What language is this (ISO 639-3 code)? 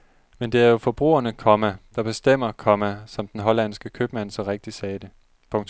dan